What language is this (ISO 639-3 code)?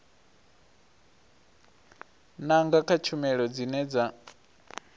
ven